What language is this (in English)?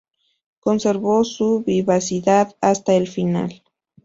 Spanish